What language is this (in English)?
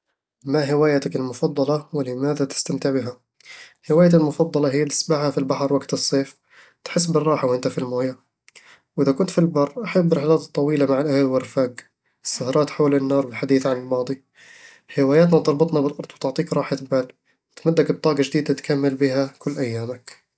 Eastern Egyptian Bedawi Arabic